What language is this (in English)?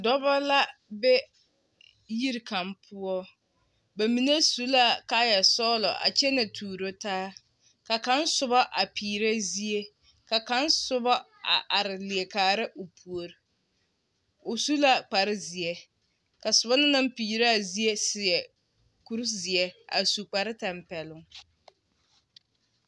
Southern Dagaare